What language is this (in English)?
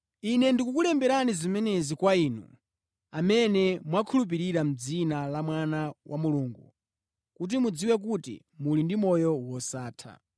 Nyanja